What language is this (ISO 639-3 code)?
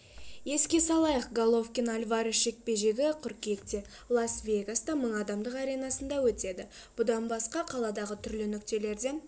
kaz